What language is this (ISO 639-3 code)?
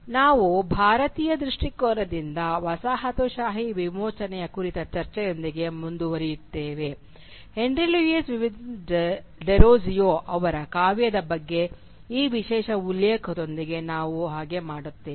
kan